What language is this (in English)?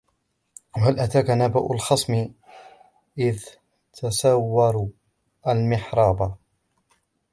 Arabic